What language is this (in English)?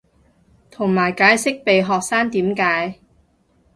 Cantonese